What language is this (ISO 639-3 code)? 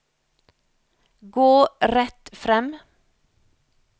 nor